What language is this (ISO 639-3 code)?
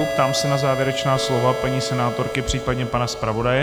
ces